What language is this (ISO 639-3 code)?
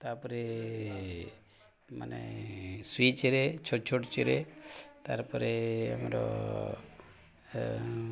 ori